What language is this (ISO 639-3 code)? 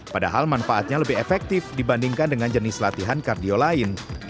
ind